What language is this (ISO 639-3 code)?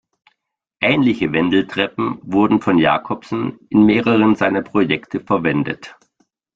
deu